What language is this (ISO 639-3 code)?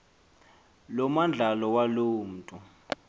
xho